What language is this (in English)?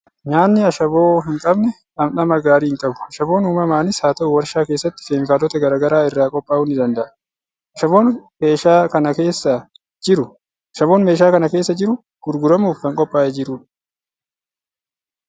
Oromo